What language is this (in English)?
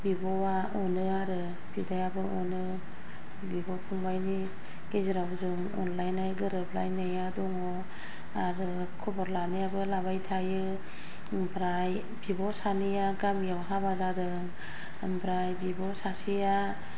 Bodo